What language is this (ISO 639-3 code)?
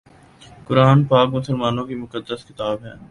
urd